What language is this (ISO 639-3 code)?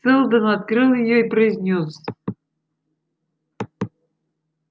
rus